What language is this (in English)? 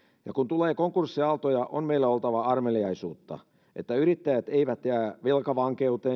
Finnish